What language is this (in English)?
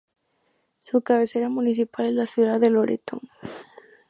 Spanish